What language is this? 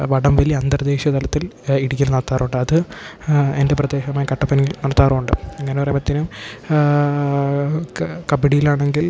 Malayalam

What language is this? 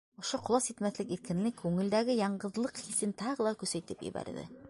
Bashkir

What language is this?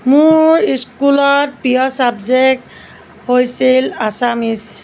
Assamese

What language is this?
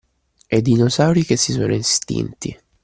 Italian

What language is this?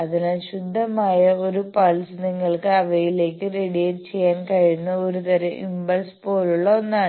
Malayalam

